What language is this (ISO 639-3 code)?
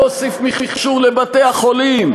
heb